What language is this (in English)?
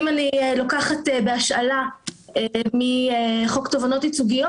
Hebrew